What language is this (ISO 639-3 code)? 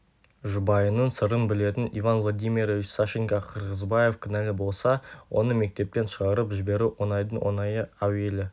kaz